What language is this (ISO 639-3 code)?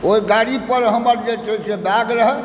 mai